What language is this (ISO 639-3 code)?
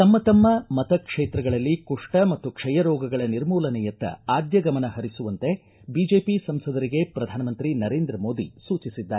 kan